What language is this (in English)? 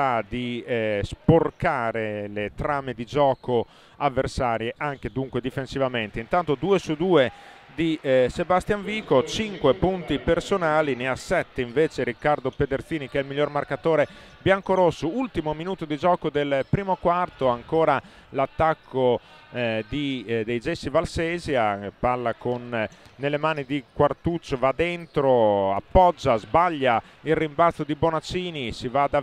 Italian